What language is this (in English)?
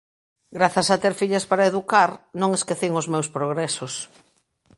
Galician